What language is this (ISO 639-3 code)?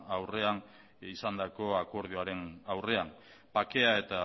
eus